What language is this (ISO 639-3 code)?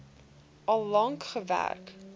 afr